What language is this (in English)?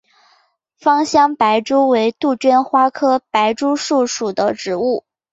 Chinese